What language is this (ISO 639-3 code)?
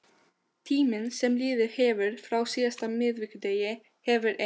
isl